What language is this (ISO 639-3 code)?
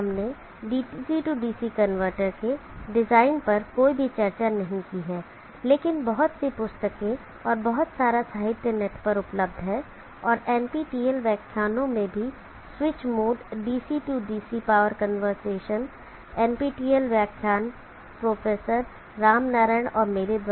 hin